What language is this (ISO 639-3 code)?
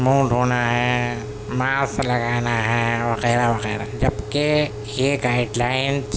urd